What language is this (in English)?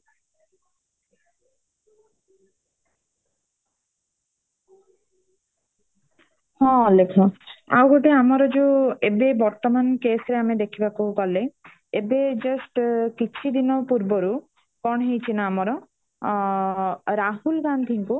Odia